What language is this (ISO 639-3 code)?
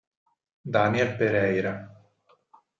ita